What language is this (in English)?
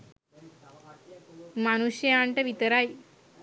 Sinhala